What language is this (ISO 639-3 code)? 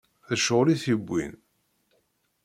kab